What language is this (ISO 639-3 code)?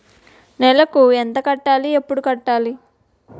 tel